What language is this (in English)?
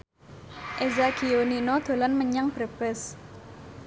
Javanese